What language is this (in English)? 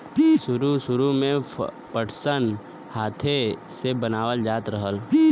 Bhojpuri